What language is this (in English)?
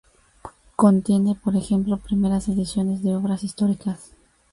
Spanish